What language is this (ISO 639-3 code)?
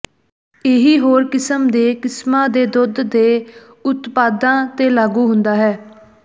pan